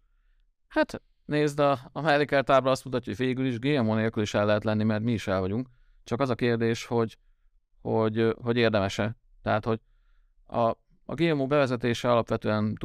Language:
Hungarian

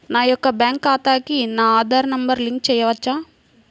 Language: Telugu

